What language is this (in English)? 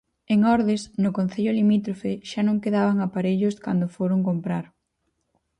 Galician